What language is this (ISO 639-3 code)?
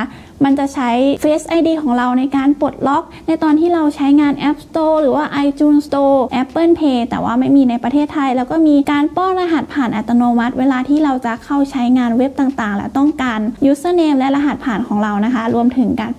tha